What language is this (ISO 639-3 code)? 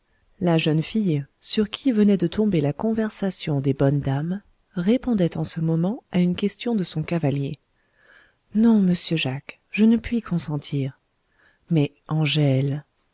fra